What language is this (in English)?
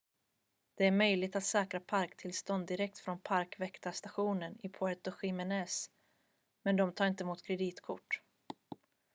Swedish